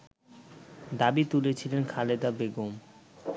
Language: Bangla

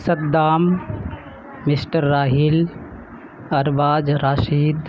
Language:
Urdu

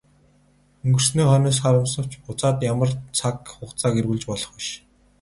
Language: Mongolian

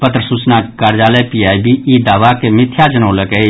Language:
Maithili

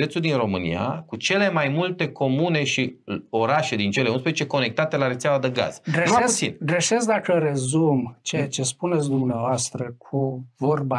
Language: Romanian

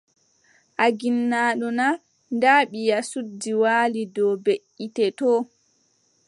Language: Adamawa Fulfulde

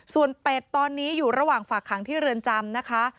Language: Thai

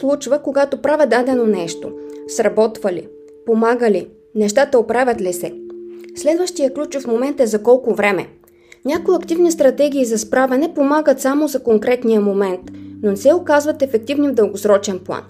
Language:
Bulgarian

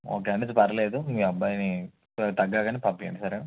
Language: Telugu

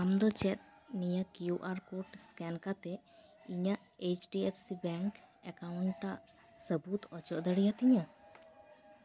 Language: Santali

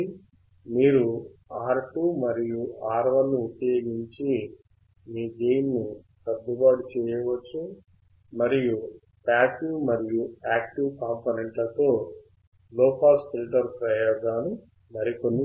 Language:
Telugu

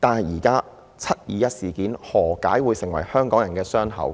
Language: Cantonese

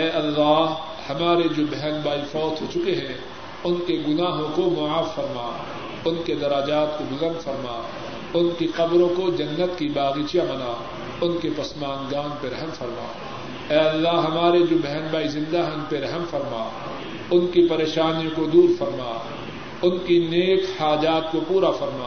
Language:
Urdu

